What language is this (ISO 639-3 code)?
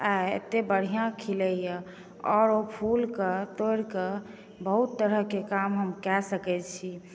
mai